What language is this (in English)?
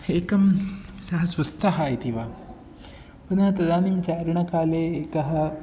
Sanskrit